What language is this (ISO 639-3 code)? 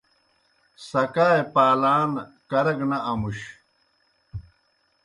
plk